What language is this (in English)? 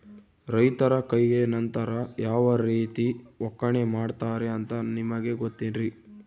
Kannada